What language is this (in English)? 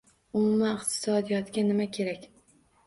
Uzbek